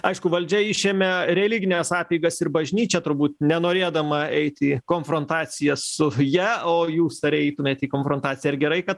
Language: Lithuanian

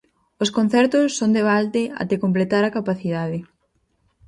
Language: Galician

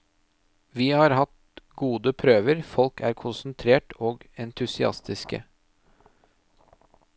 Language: Norwegian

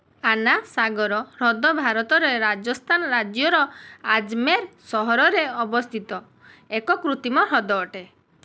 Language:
Odia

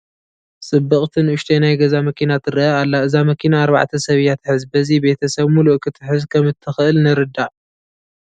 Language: Tigrinya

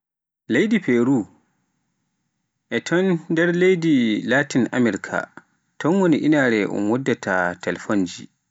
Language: Pular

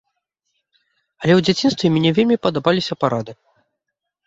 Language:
Belarusian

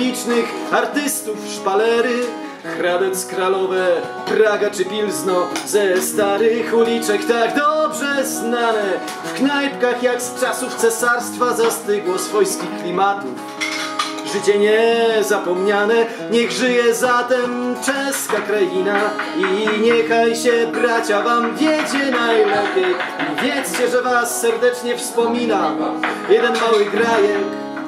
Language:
Polish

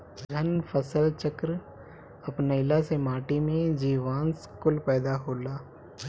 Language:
Bhojpuri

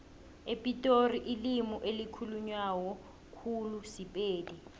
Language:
South Ndebele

